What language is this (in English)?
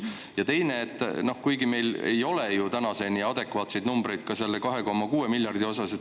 Estonian